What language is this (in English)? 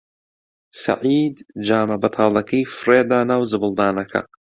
Central Kurdish